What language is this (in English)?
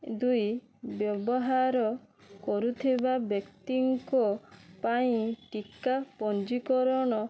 Odia